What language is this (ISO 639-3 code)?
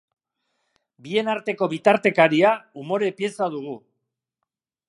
eus